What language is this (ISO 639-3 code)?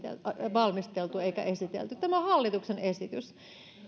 fin